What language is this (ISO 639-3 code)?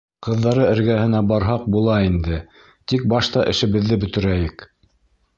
bak